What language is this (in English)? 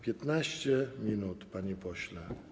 Polish